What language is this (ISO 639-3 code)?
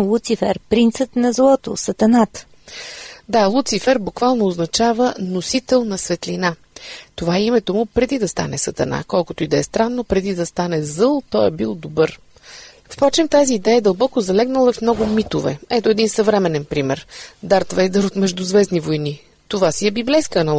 bul